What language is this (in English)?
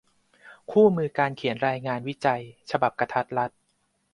Thai